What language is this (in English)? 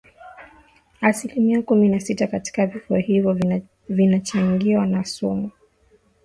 Swahili